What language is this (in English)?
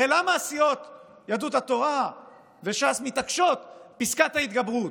Hebrew